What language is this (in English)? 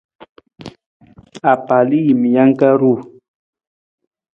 Nawdm